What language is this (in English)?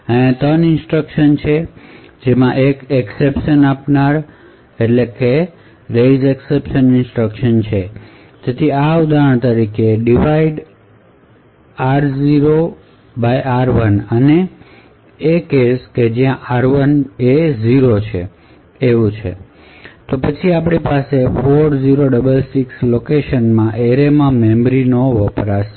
Gujarati